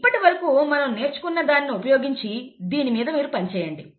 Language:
Telugu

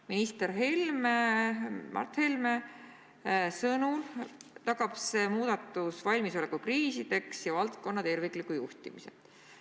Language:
Estonian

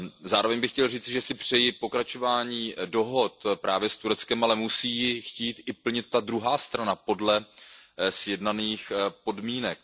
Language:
Czech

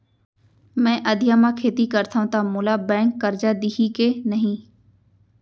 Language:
Chhattisgarhi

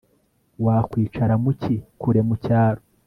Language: Kinyarwanda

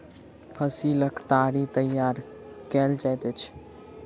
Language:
Maithili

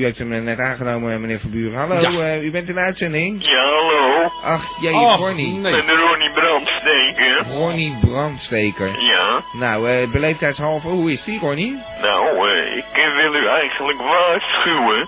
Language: Dutch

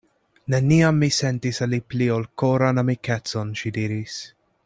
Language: Esperanto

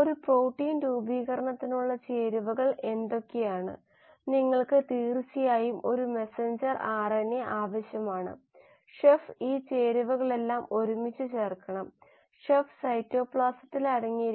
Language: Malayalam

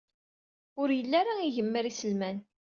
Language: Kabyle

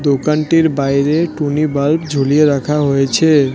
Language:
Bangla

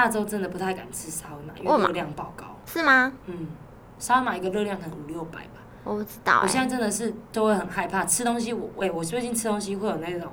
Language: Chinese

